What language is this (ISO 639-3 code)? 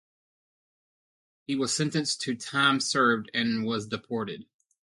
eng